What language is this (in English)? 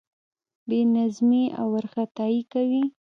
Pashto